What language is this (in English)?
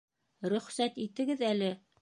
Bashkir